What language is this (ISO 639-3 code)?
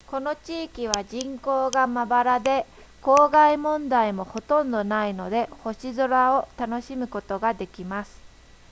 jpn